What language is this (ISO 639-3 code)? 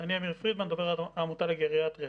heb